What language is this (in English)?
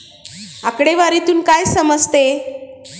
Marathi